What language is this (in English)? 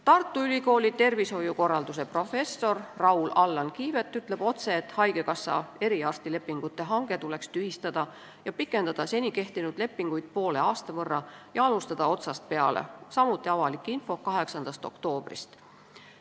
Estonian